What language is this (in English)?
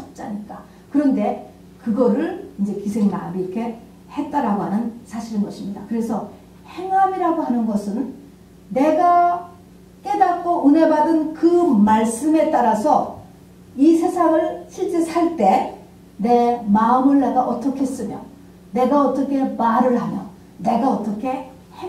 Korean